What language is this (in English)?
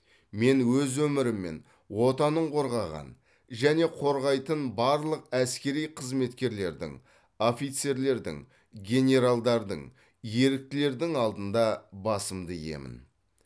Kazakh